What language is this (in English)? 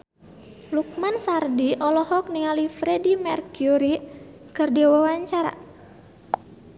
Sundanese